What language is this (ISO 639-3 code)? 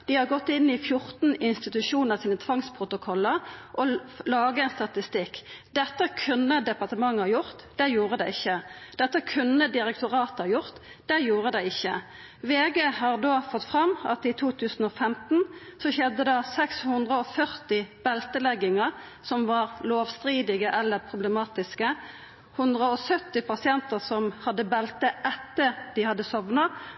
nno